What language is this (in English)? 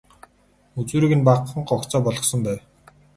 Mongolian